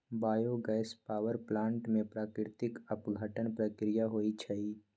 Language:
Magahi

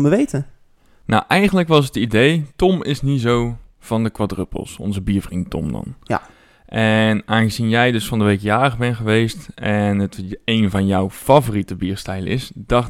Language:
Dutch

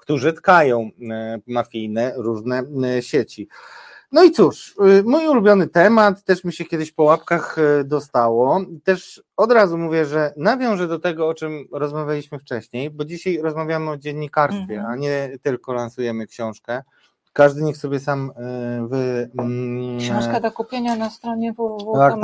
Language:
Polish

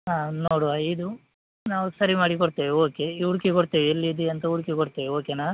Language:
Kannada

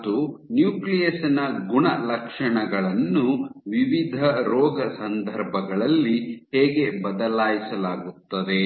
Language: Kannada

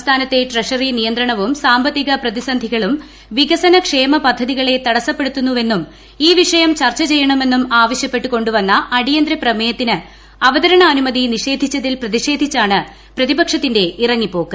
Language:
Malayalam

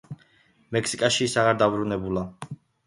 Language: Georgian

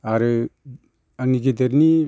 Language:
Bodo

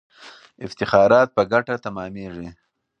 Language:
Pashto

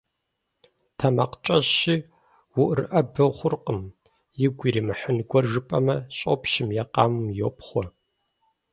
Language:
Kabardian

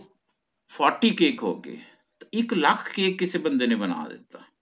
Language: Punjabi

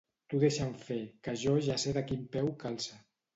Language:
Catalan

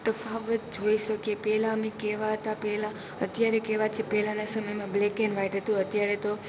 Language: Gujarati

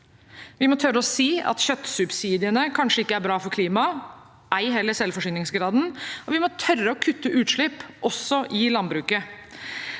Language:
Norwegian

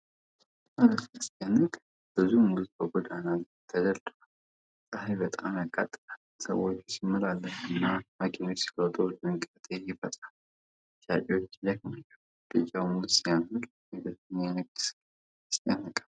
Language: Amharic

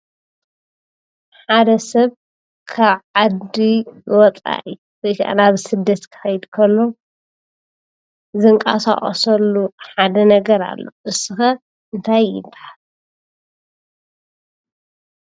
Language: Tigrinya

